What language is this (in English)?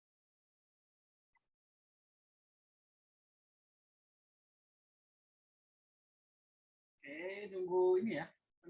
Indonesian